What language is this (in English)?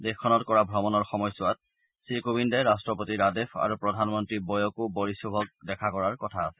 Assamese